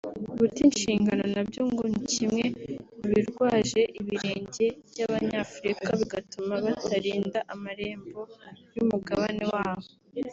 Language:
Kinyarwanda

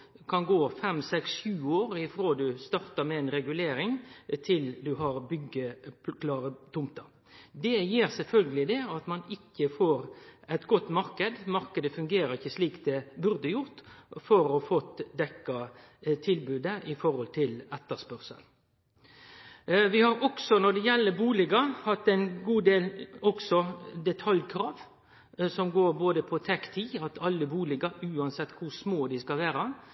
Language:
Norwegian Nynorsk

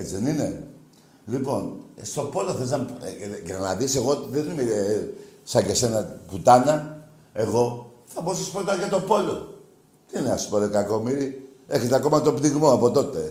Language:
Greek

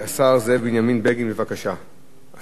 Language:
Hebrew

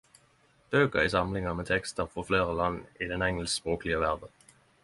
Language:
Norwegian Nynorsk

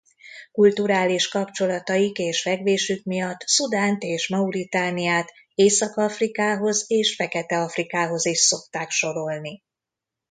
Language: Hungarian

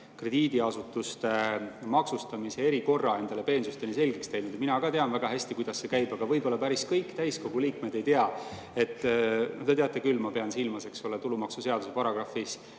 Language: Estonian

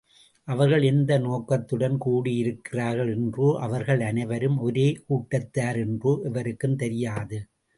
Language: Tamil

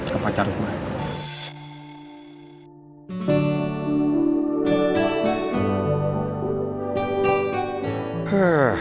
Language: Indonesian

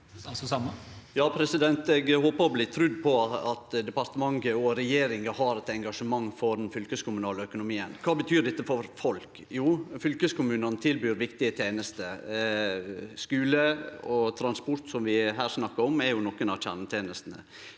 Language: Norwegian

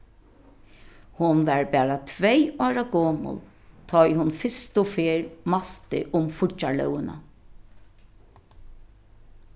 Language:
Faroese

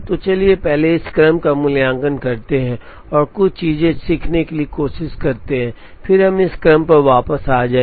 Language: Hindi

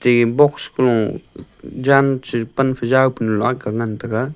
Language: Wancho Naga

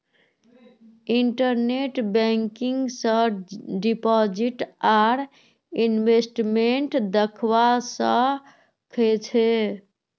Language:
Magahi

